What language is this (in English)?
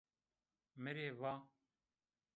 Zaza